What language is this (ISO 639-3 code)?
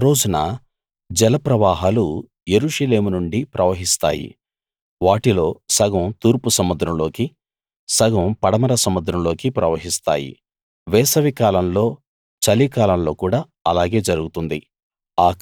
tel